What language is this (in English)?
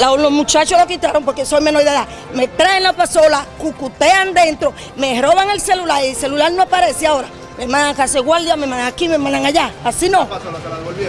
Spanish